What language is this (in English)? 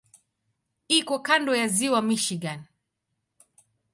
Swahili